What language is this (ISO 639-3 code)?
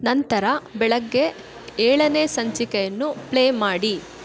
kan